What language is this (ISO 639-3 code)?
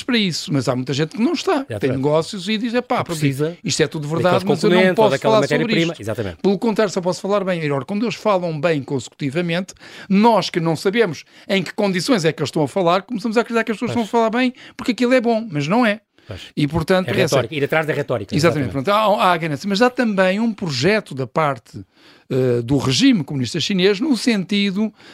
por